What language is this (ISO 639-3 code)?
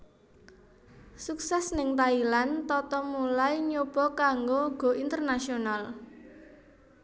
jav